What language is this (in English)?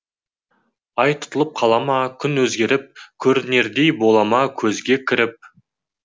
Kazakh